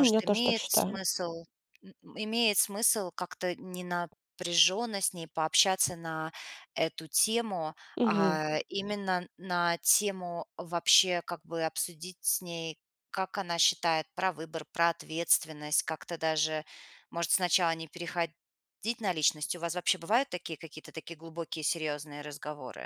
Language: Russian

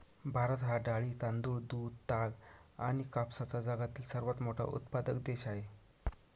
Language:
Marathi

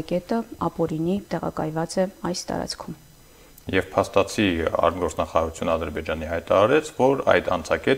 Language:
Romanian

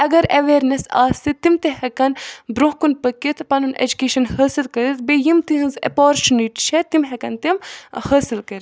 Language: Kashmiri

